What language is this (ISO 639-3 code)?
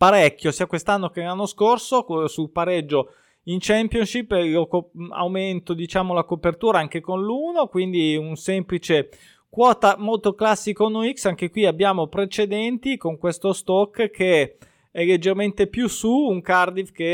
ita